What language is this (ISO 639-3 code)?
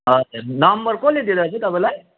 nep